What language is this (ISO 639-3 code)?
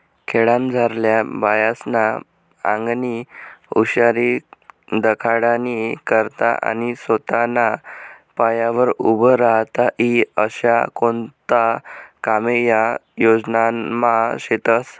mar